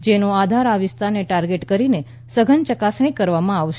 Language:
Gujarati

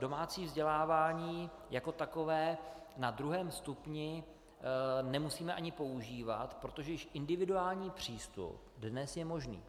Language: Czech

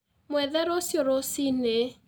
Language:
Kikuyu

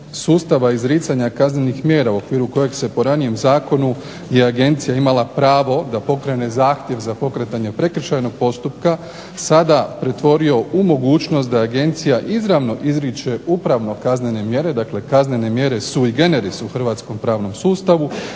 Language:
Croatian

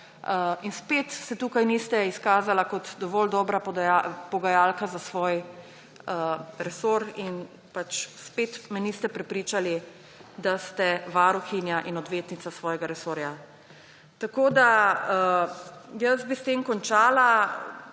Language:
Slovenian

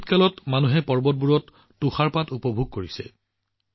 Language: Assamese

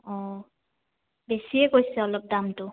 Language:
Assamese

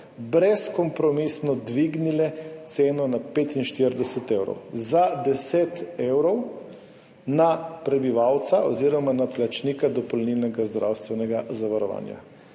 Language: Slovenian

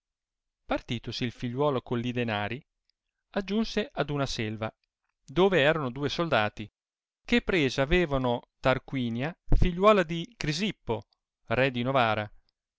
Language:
Italian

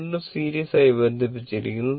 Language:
Malayalam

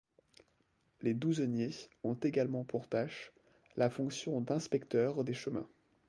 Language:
French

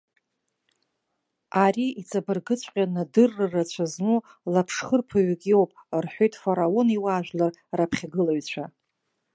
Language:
Abkhazian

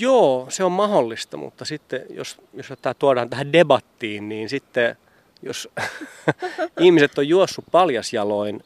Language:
Finnish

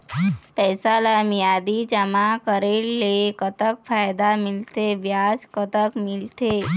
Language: Chhattisgarhi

